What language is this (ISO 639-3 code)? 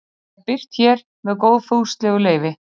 isl